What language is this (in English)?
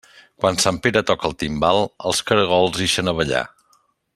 Catalan